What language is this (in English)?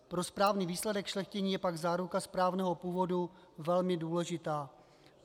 Czech